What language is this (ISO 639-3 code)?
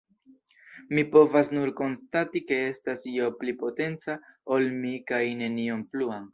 epo